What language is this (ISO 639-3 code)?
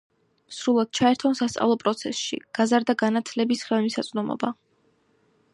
kat